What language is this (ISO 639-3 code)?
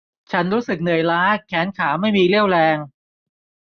tha